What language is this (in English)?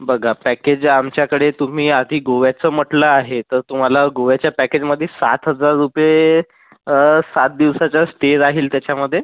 Marathi